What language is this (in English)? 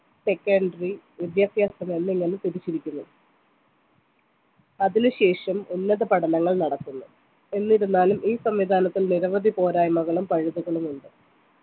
Malayalam